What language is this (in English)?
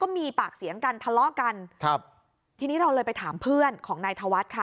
Thai